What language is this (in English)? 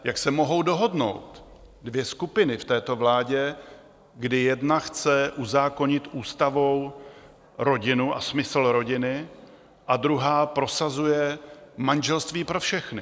Czech